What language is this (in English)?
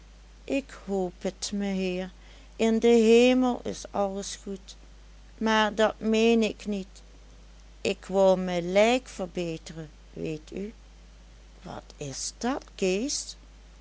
Dutch